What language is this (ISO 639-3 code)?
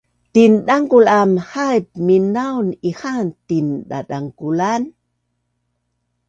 bnn